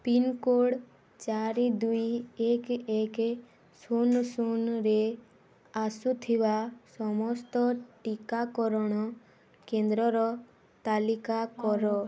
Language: Odia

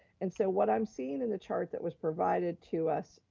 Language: English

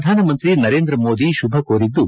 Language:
Kannada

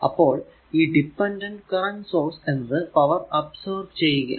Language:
Malayalam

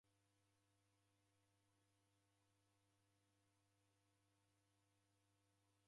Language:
Taita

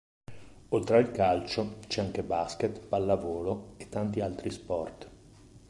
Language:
Italian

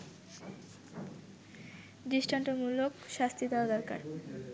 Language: Bangla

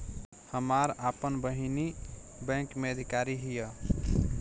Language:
Bhojpuri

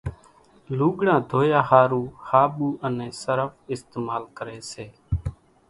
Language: Kachi Koli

